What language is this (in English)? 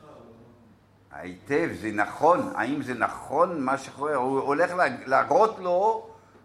Hebrew